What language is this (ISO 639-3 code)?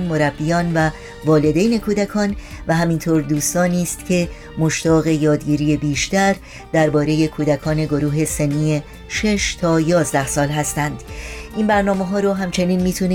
fas